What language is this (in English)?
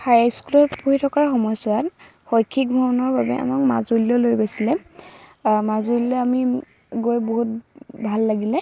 Assamese